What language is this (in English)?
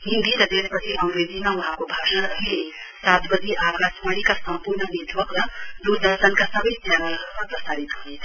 Nepali